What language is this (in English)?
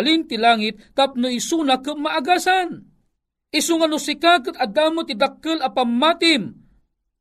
Filipino